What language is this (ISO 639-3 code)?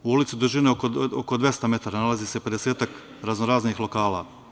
srp